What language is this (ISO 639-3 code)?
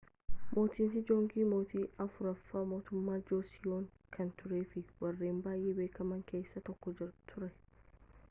orm